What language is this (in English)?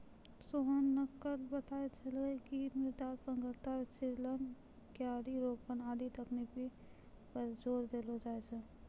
Maithili